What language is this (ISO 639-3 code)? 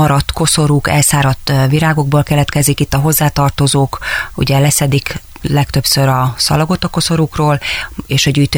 hun